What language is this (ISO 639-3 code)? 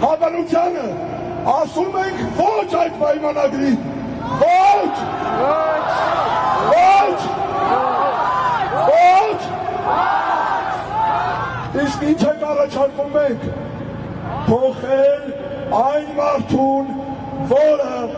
tur